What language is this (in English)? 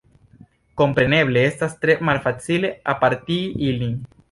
Esperanto